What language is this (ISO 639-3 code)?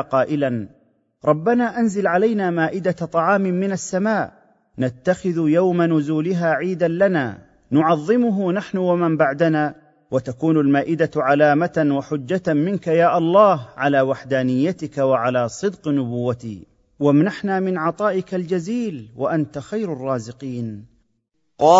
ara